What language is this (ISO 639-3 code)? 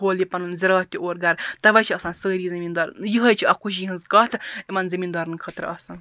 kas